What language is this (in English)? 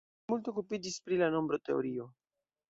Esperanto